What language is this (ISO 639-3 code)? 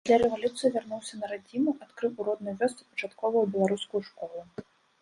bel